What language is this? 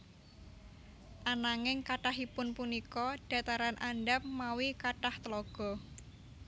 Javanese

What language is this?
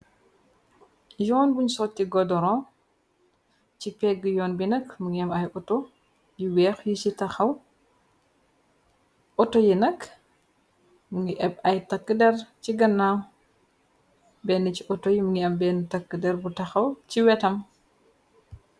Wolof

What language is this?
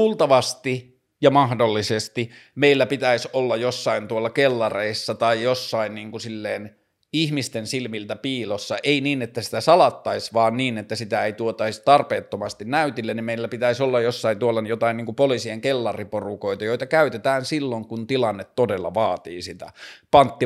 Finnish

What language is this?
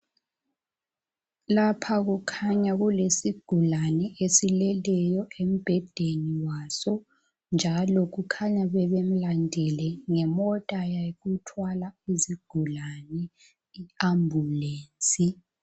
North Ndebele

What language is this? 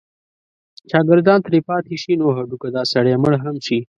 Pashto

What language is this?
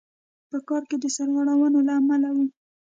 Pashto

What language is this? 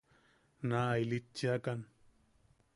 Yaqui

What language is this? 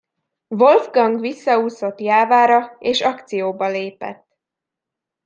Hungarian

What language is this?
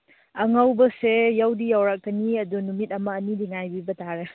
Manipuri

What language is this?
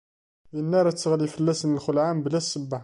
Kabyle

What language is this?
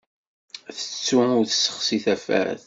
Kabyle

